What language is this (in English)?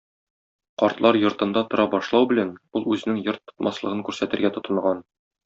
Tatar